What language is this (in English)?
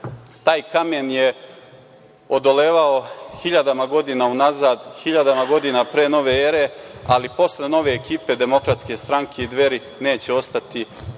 Serbian